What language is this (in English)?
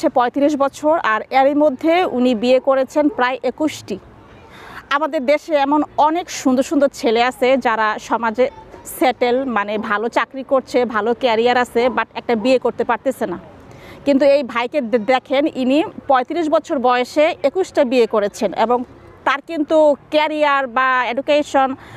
Bangla